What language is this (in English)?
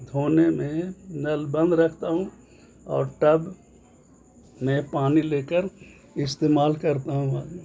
Urdu